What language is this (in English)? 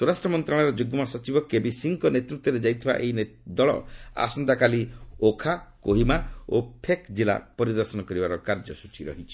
Odia